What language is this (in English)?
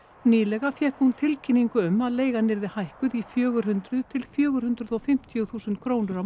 Icelandic